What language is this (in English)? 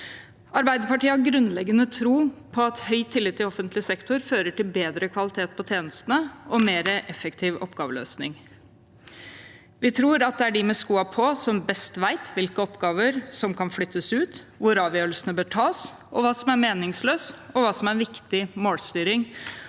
Norwegian